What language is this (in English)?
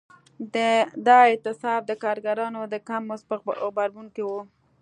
Pashto